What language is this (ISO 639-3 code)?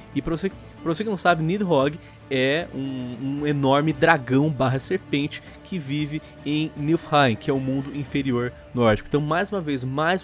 por